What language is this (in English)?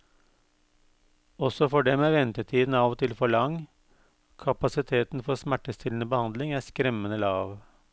Norwegian